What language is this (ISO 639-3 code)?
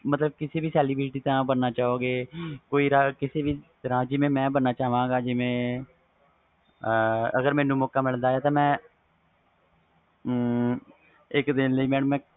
pan